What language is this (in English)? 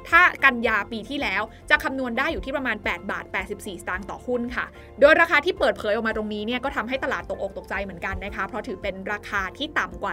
Thai